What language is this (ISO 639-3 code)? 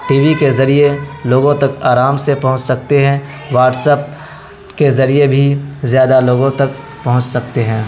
urd